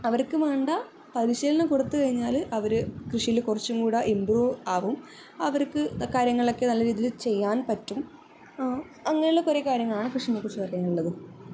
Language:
Malayalam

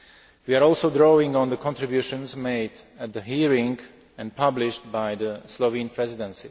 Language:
English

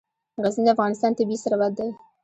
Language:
Pashto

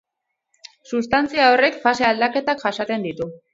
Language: Basque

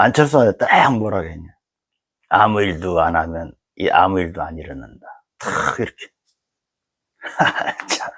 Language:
Korean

